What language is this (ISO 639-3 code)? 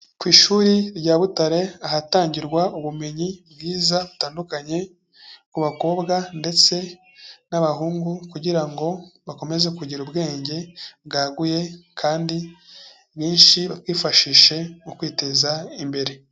kin